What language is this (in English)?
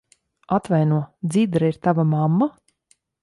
Latvian